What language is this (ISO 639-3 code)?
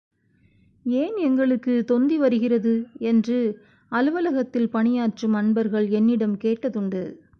tam